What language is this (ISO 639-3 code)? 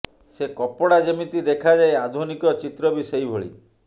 ori